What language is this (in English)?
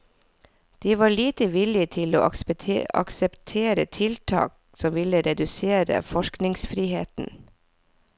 Norwegian